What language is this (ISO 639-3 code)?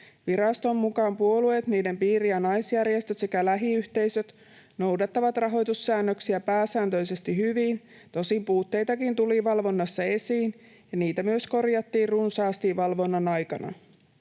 fin